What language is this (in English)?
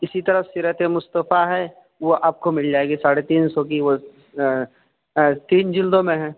Urdu